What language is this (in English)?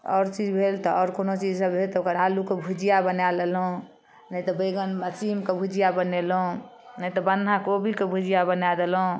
Maithili